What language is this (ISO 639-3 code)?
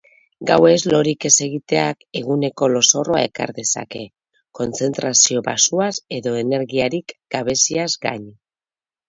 eus